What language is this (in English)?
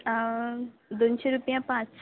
Konkani